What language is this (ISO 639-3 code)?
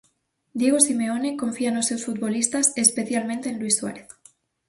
glg